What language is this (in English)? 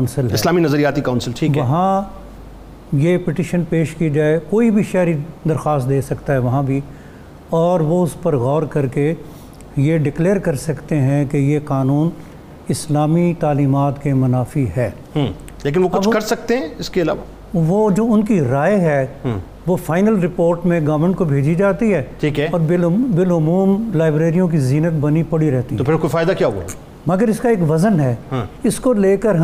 Urdu